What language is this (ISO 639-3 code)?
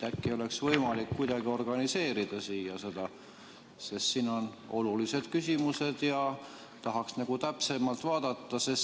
est